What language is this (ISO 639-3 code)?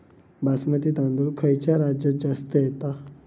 mar